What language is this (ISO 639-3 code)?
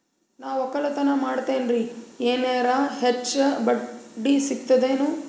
kan